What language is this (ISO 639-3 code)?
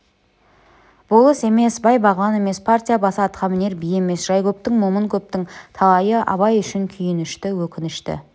kaz